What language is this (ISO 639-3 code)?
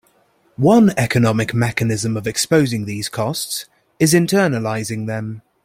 eng